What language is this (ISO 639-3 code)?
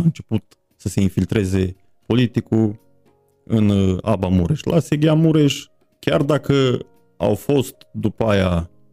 ron